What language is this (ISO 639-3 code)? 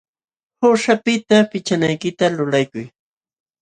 qxw